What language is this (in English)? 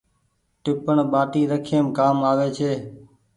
Goaria